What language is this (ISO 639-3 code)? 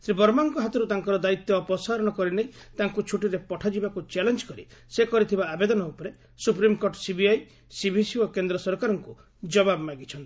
ori